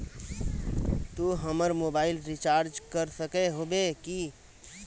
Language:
Magahi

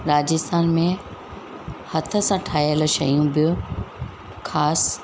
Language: Sindhi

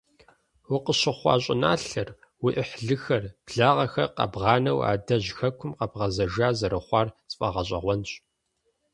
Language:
Kabardian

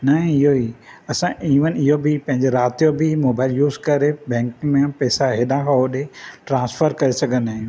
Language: Sindhi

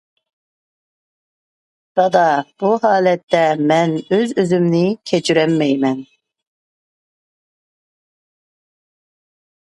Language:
Uyghur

